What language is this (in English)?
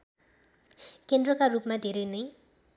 Nepali